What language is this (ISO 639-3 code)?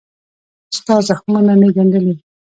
pus